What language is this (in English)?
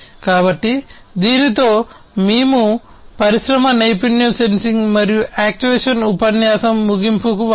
Telugu